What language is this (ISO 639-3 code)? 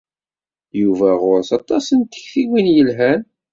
kab